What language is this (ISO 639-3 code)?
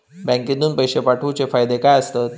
mar